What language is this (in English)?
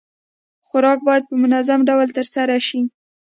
Pashto